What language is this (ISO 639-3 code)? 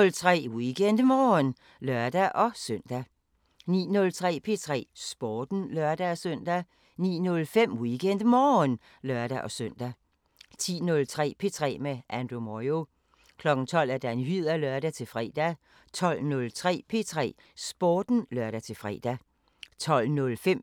dan